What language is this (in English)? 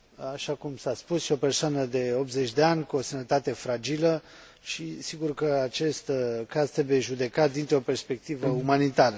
Romanian